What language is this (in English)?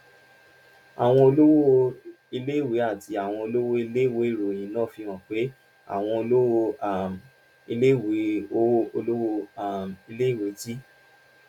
Yoruba